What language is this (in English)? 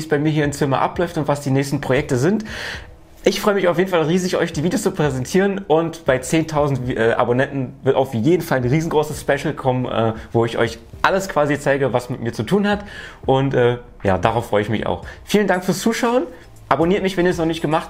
German